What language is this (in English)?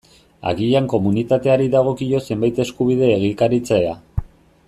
Basque